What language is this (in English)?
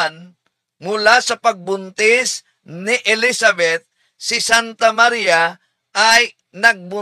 Filipino